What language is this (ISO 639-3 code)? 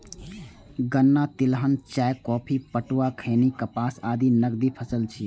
mai